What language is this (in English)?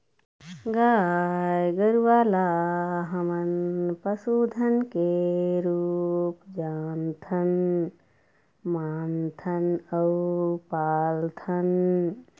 Chhattisgarhi